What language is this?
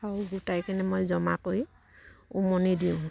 Assamese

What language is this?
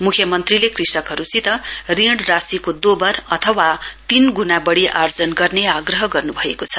Nepali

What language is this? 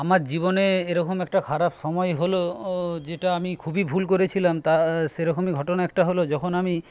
Bangla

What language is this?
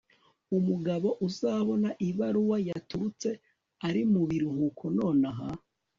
Kinyarwanda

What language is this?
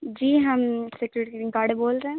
Urdu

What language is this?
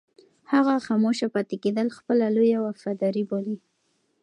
Pashto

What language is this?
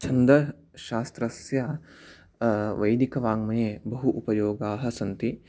Sanskrit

